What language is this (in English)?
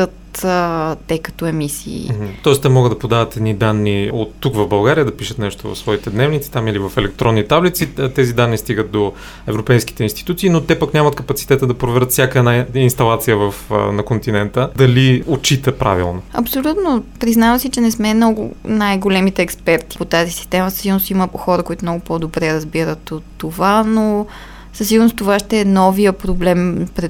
Bulgarian